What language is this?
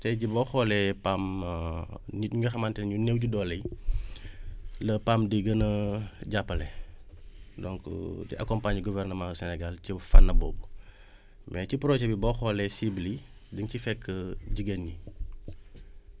Wolof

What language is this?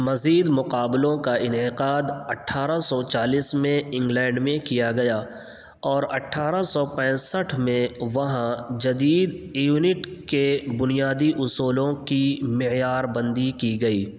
Urdu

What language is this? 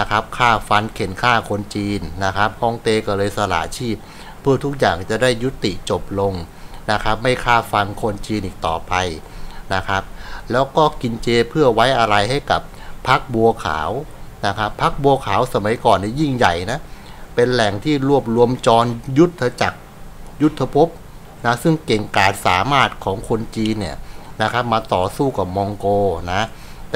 Thai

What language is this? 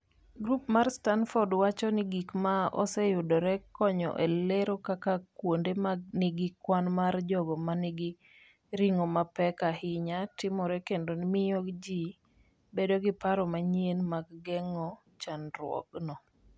Luo (Kenya and Tanzania)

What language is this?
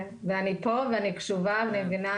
Hebrew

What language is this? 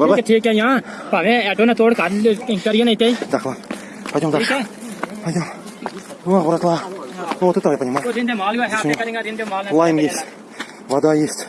Russian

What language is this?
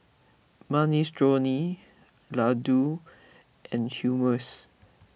English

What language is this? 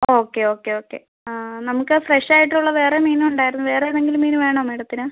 Malayalam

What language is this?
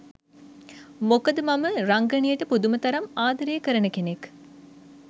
Sinhala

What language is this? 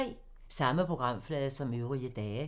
Danish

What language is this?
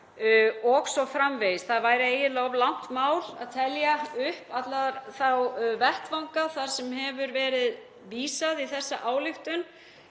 Icelandic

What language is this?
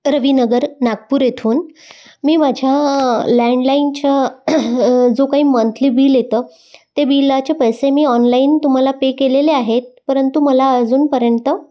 Marathi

